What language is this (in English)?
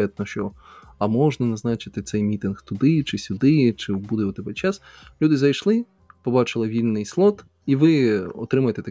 Ukrainian